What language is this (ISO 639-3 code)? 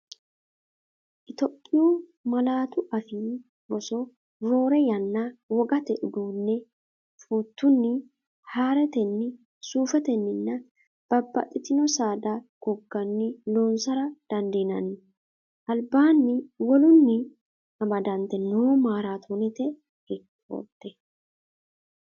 sid